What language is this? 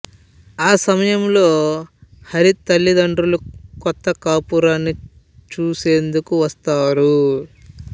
Telugu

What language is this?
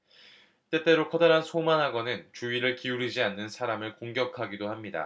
Korean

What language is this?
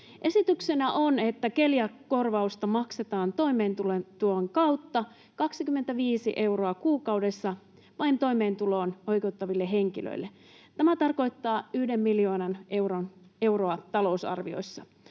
Finnish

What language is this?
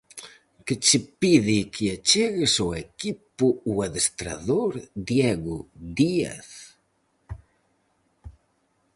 Galician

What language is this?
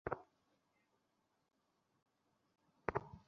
Bangla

